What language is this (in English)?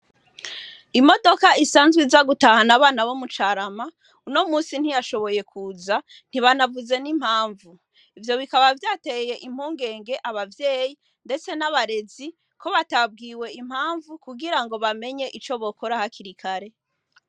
Rundi